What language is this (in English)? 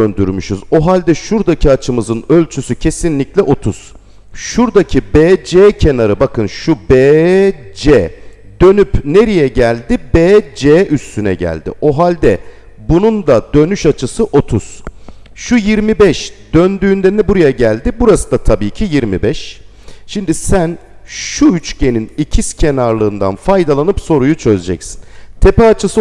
Turkish